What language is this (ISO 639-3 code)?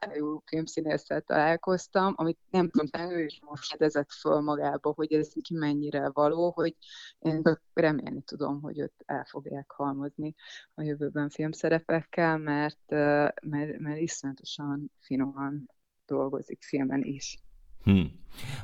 hun